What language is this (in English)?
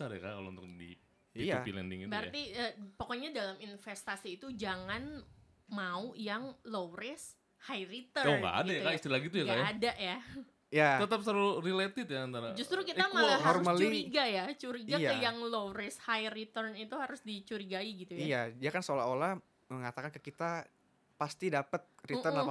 Indonesian